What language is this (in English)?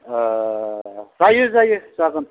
Bodo